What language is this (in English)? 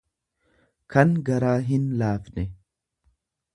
Oromo